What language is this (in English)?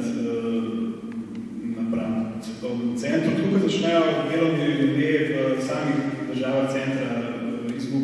Ukrainian